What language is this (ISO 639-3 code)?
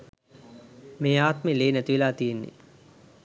sin